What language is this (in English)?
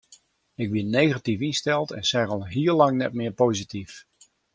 Western Frisian